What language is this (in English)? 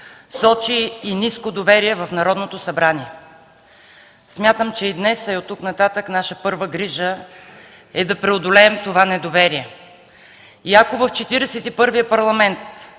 Bulgarian